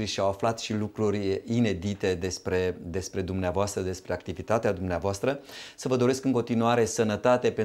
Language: Romanian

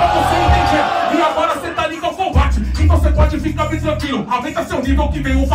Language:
Portuguese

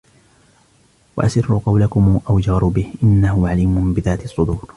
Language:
Arabic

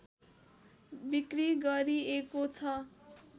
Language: Nepali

